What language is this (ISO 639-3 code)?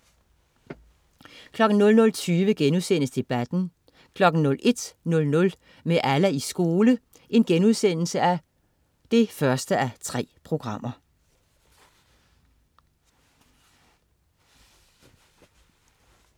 dan